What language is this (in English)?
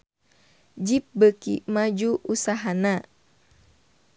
Sundanese